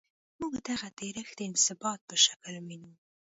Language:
Pashto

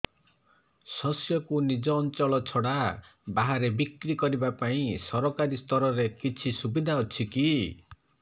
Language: Odia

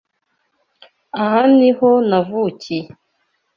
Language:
Kinyarwanda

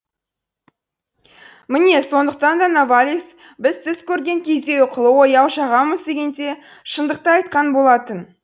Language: Kazakh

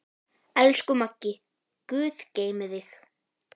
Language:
Icelandic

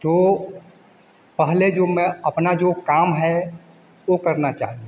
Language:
Hindi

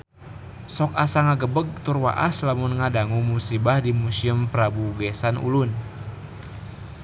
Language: Sundanese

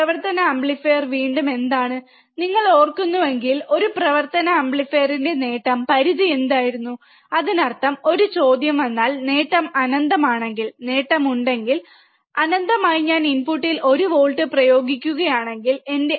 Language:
Malayalam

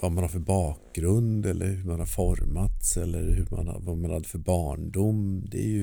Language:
Swedish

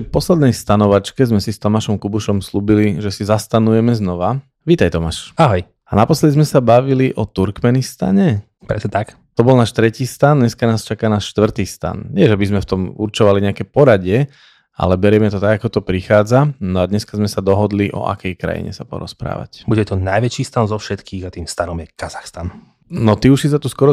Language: Slovak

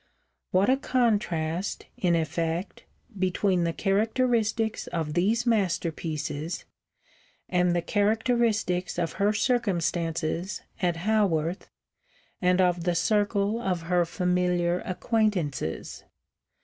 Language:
English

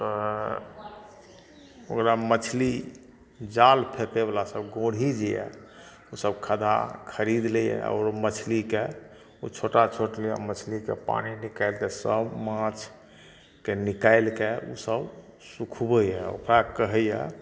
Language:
Maithili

